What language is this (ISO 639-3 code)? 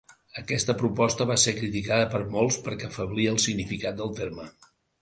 cat